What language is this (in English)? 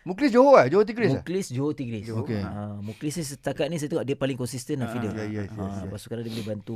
Malay